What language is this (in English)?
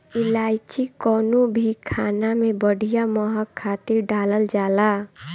Bhojpuri